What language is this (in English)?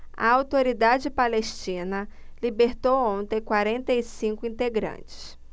Portuguese